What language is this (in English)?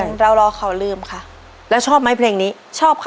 Thai